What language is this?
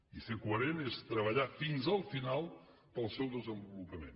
Catalan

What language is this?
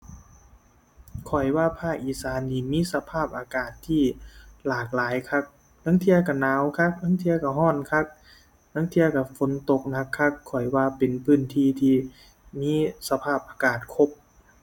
Thai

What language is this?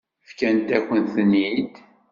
Kabyle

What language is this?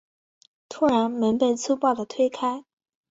Chinese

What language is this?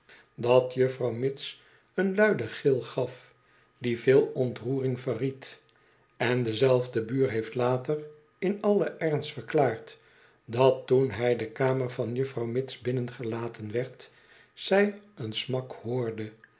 Dutch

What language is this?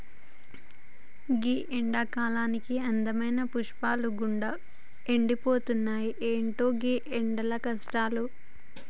Telugu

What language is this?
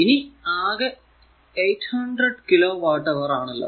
Malayalam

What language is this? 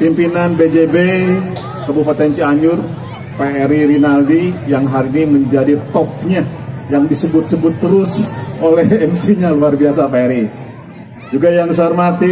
Indonesian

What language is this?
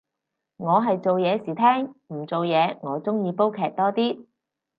Cantonese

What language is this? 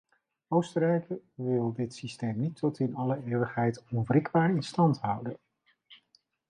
Dutch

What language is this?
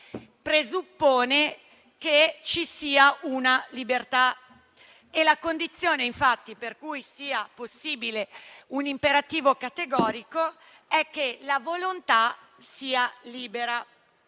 Italian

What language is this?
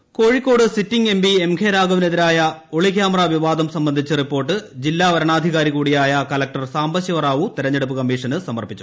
Malayalam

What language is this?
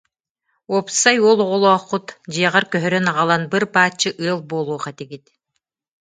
Yakut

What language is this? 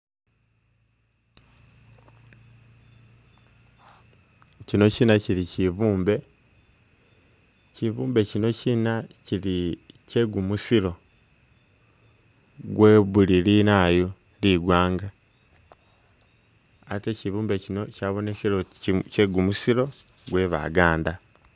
Masaaba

